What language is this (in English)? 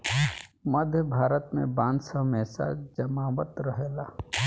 Bhojpuri